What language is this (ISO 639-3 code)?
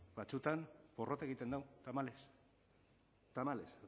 eus